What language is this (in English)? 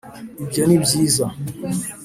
Kinyarwanda